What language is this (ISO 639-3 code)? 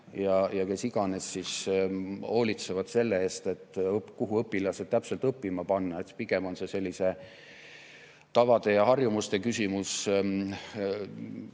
est